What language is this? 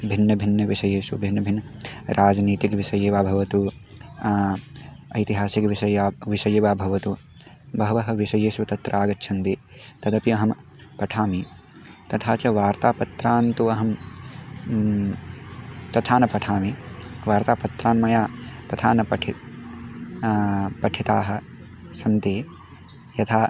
Sanskrit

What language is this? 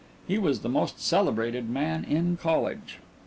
English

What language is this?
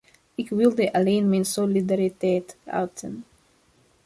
Dutch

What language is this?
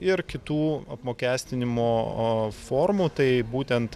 Lithuanian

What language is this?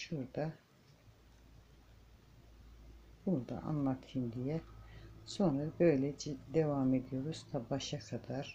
Turkish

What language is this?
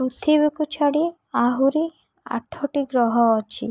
Odia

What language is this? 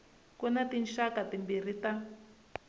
Tsonga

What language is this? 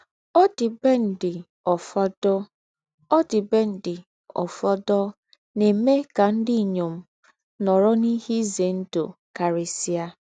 Igbo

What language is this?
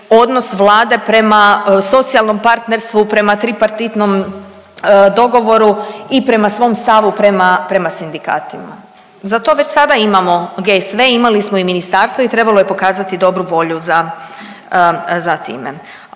Croatian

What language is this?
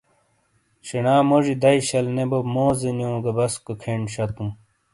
Shina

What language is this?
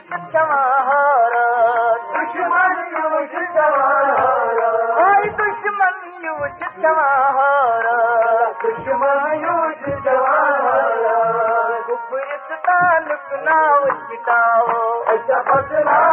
Urdu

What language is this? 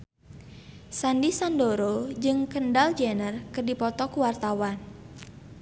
Sundanese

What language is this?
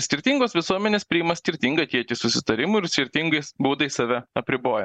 Lithuanian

